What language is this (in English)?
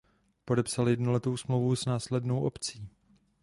Czech